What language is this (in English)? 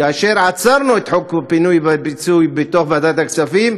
Hebrew